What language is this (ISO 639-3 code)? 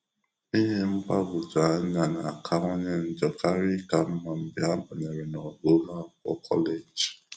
ibo